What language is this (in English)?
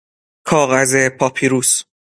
Persian